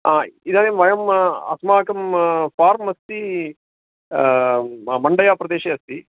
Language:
Sanskrit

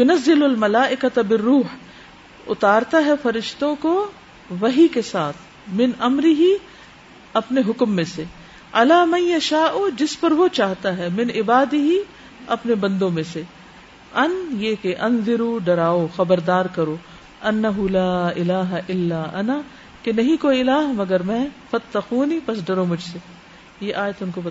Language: Urdu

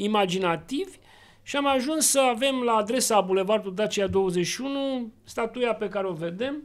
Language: Romanian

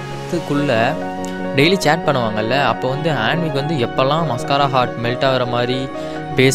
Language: Tamil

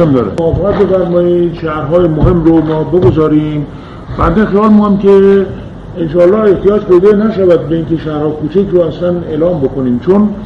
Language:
Persian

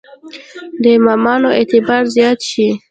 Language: Pashto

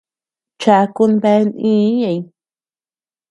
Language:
Tepeuxila Cuicatec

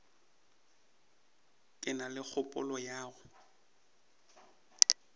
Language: Northern Sotho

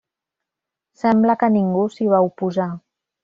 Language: Catalan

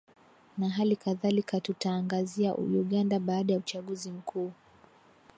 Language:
Swahili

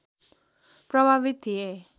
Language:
Nepali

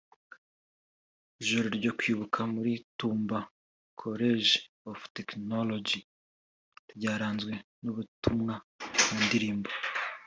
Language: Kinyarwanda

